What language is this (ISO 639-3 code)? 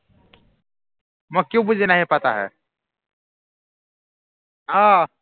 asm